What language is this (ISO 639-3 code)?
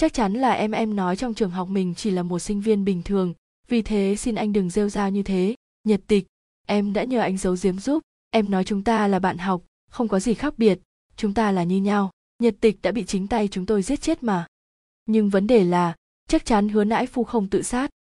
vie